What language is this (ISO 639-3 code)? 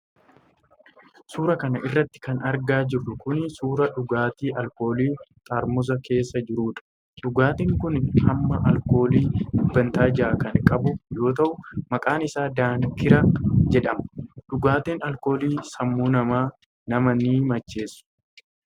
orm